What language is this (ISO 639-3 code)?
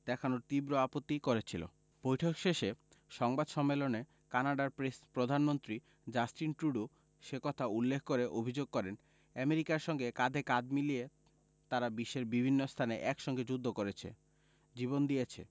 ben